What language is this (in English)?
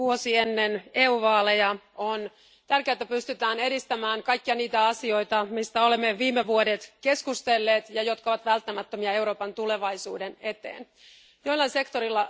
Finnish